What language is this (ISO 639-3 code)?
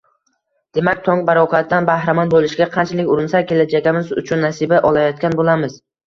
uzb